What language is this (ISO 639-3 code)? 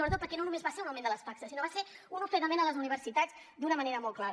cat